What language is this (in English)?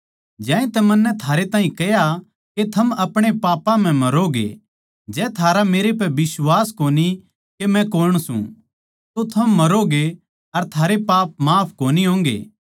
Haryanvi